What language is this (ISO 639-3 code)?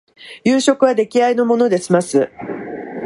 jpn